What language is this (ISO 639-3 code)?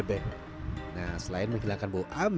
ind